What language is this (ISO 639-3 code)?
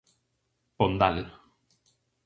glg